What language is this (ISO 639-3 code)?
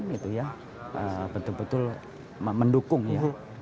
ind